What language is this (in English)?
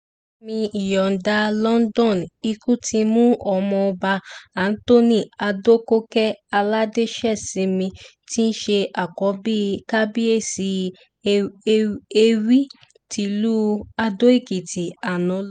Yoruba